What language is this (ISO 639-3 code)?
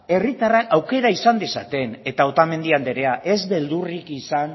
eus